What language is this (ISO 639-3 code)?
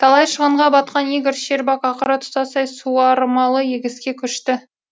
kaz